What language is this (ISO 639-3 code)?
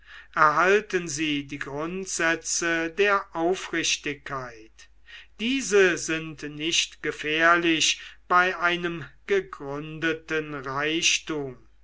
deu